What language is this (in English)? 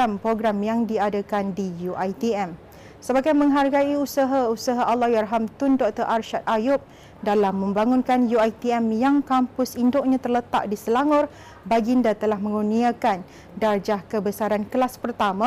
Malay